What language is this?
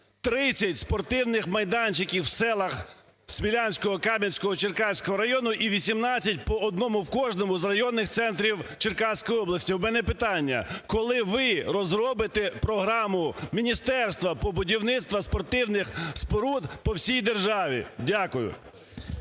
Ukrainian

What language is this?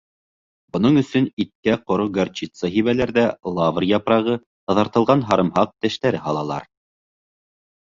Bashkir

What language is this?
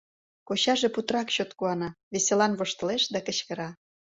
Mari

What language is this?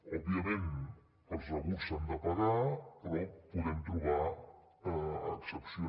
Catalan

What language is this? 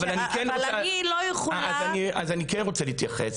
Hebrew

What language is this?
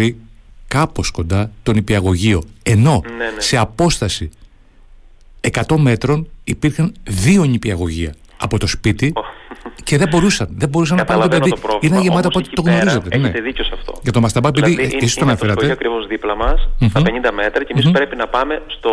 Greek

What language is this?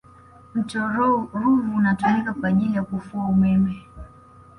Swahili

